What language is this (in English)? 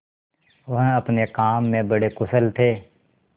Hindi